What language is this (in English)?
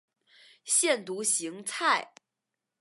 Chinese